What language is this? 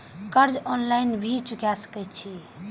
Maithili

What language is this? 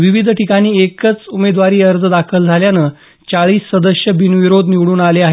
Marathi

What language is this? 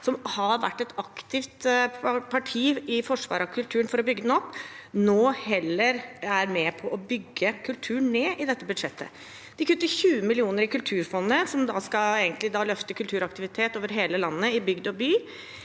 Norwegian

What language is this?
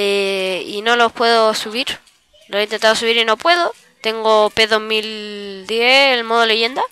Spanish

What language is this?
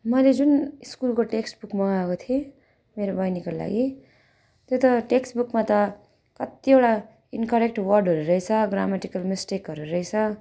Nepali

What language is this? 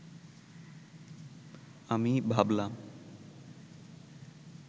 Bangla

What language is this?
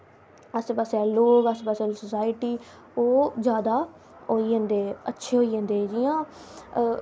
Dogri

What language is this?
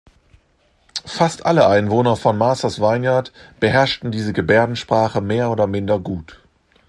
German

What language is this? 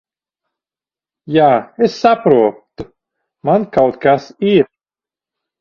Latvian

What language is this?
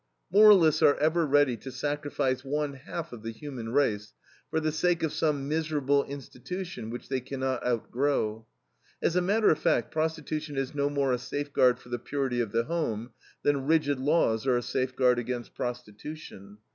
English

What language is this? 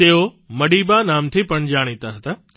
Gujarati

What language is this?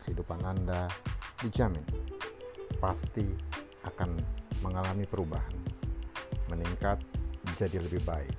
Indonesian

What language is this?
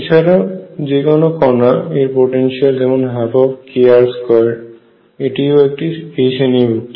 Bangla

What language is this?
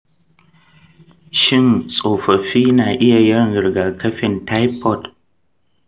Hausa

